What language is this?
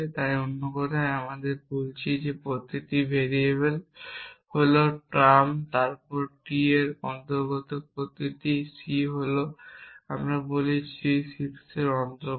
Bangla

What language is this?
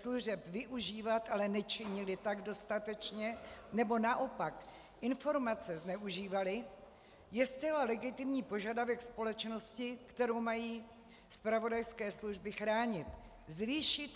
Czech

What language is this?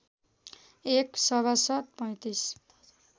Nepali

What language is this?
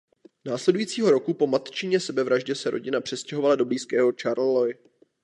Czech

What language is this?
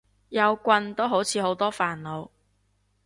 Cantonese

